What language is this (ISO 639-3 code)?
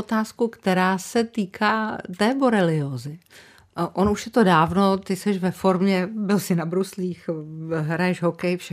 ces